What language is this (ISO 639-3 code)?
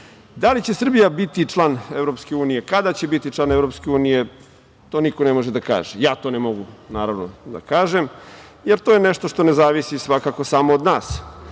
srp